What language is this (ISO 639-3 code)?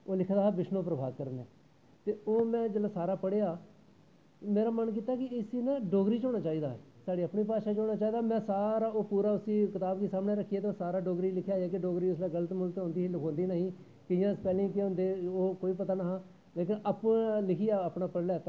doi